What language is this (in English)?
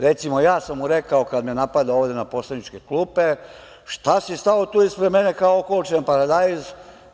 Serbian